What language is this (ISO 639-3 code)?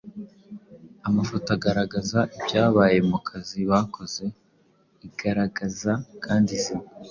kin